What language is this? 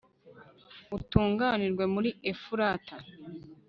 Kinyarwanda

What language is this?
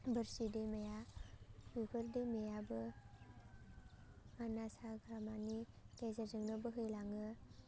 Bodo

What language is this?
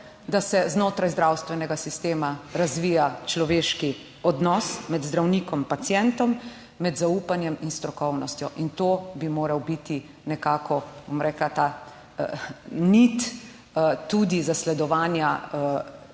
Slovenian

